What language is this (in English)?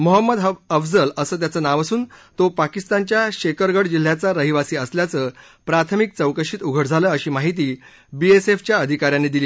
Marathi